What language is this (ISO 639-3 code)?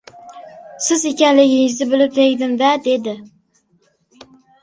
uzb